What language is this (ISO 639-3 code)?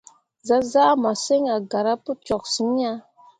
mua